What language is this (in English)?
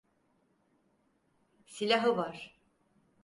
Turkish